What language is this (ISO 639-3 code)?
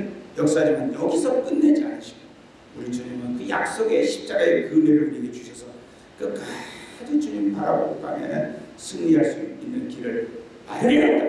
kor